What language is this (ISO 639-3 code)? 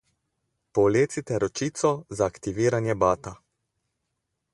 slv